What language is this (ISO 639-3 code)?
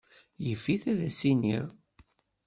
kab